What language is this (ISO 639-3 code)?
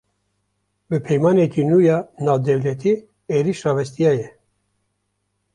kur